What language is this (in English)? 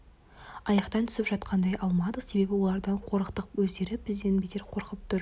Kazakh